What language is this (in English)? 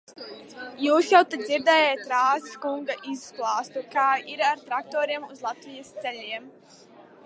Latvian